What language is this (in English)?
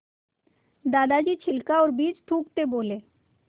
Hindi